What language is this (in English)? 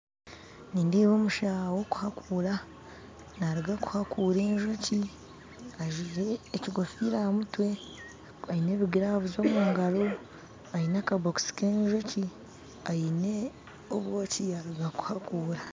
Nyankole